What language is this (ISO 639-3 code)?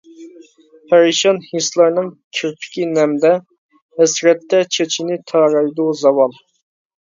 uig